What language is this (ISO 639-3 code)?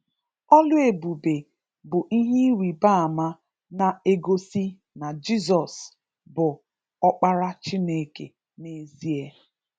ibo